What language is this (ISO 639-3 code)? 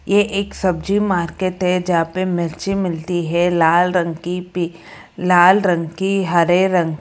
hin